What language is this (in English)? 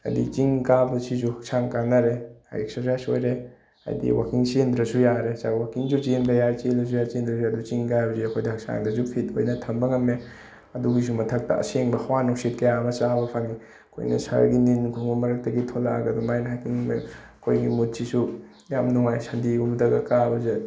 Manipuri